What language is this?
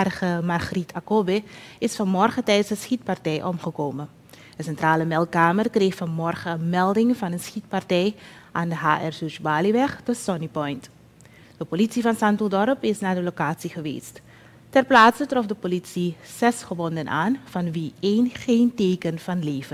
Dutch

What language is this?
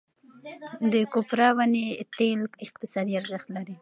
Pashto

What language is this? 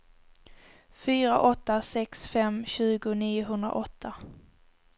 Swedish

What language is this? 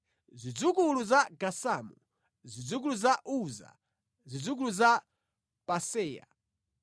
Nyanja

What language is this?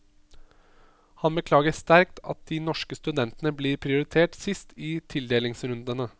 Norwegian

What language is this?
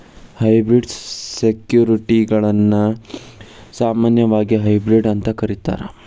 Kannada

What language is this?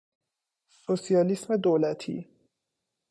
Persian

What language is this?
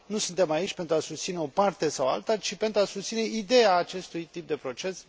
Romanian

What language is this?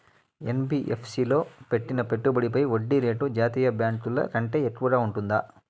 Telugu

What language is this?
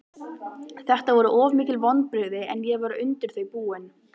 Icelandic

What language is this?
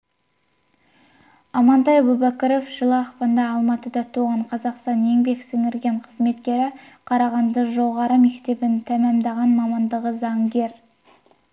Kazakh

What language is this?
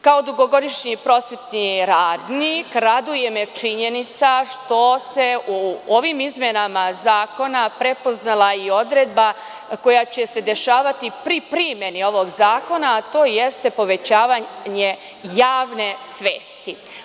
Serbian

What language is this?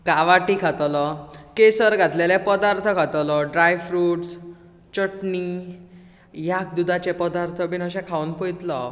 Konkani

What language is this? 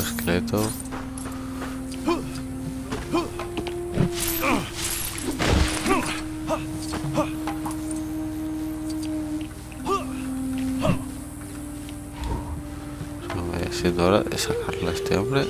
Spanish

